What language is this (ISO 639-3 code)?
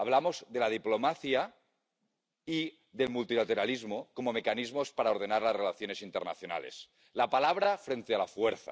spa